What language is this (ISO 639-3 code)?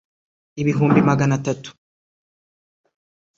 kin